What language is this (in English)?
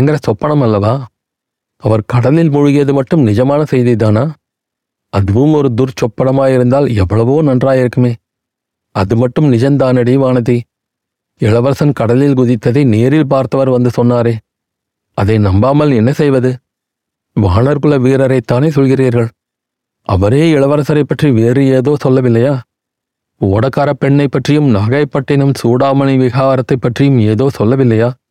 Tamil